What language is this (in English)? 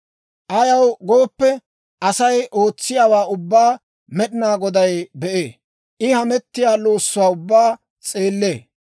Dawro